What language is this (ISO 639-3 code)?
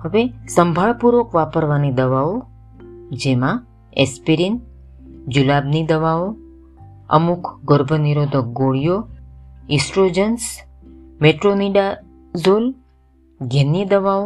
guj